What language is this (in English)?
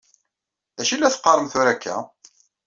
Kabyle